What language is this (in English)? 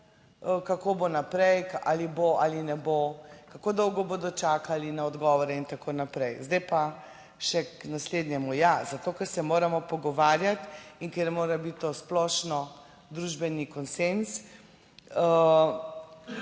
Slovenian